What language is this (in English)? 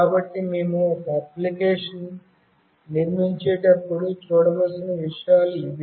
Telugu